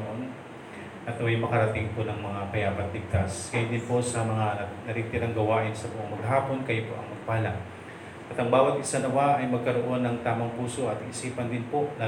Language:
Filipino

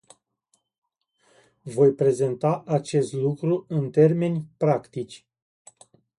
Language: Romanian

